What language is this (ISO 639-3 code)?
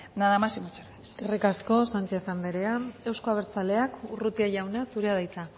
eus